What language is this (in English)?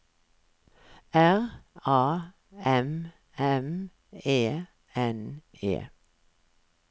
Norwegian